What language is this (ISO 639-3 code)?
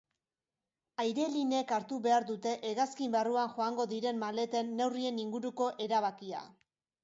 eus